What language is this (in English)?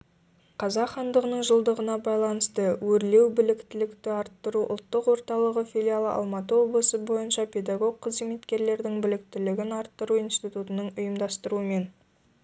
Kazakh